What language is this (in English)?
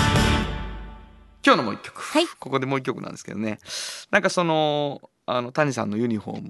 Japanese